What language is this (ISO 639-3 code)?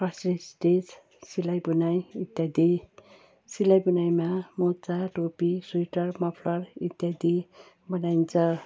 nep